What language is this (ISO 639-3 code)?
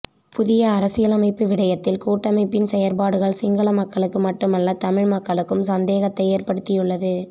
tam